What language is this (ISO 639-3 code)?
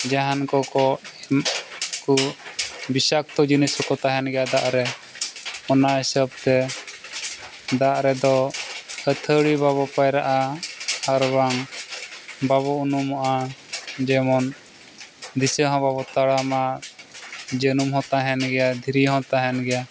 sat